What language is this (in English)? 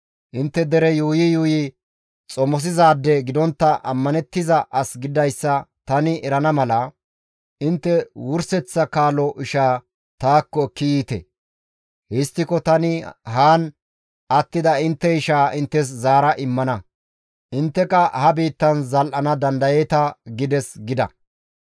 Gamo